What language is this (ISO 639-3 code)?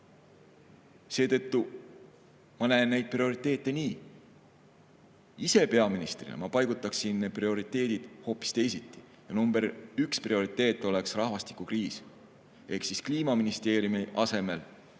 est